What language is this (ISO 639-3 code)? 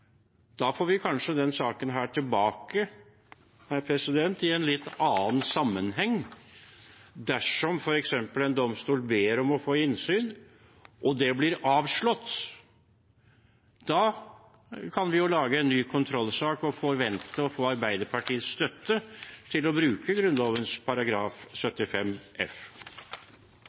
nob